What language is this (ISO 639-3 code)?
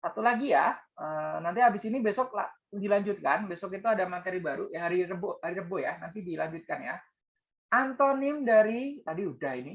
ind